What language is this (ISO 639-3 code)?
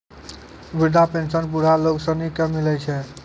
mai